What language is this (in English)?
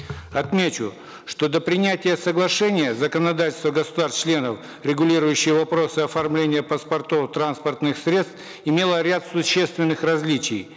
Kazakh